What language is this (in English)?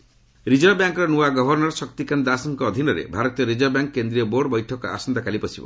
Odia